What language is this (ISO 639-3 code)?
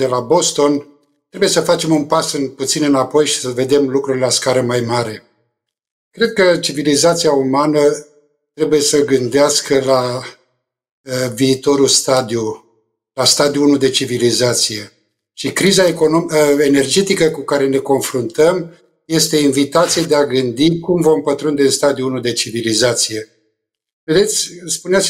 ron